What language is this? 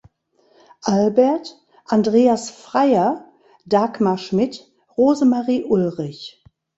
German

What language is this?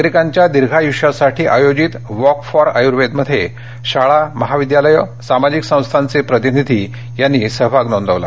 Marathi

